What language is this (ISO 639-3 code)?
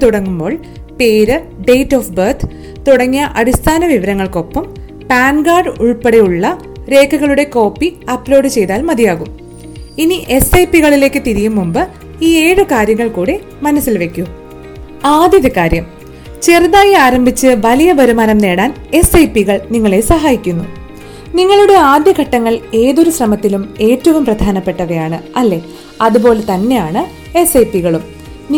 mal